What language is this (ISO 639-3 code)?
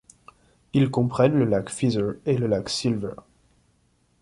fra